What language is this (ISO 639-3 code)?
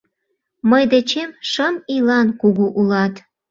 chm